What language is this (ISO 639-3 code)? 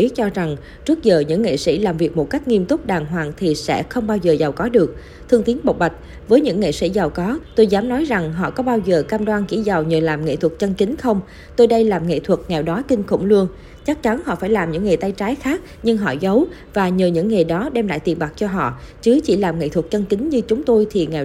vie